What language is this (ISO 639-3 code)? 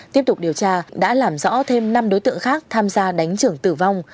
vie